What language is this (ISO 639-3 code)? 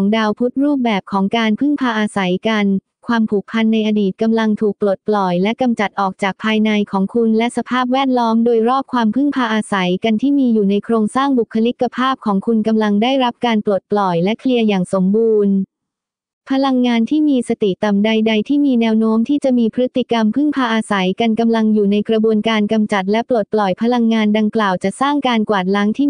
tha